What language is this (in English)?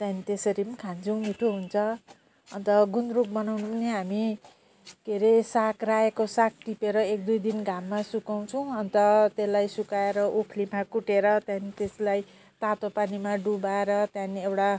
Nepali